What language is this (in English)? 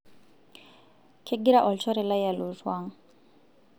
Masai